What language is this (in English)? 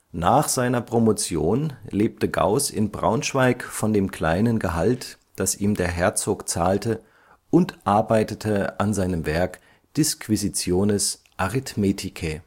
German